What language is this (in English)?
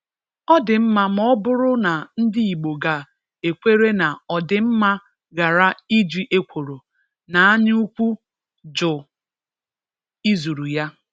Igbo